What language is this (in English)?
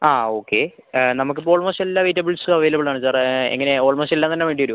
Malayalam